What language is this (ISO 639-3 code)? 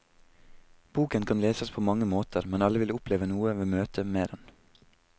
nor